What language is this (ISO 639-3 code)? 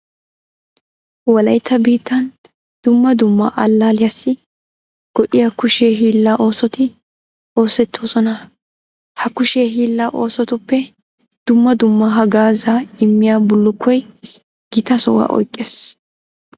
wal